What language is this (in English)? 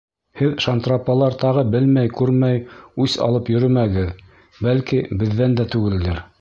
Bashkir